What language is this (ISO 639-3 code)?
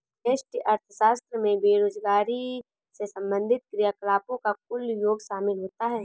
hin